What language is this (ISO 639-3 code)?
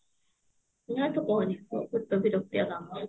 ori